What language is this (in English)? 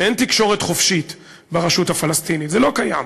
Hebrew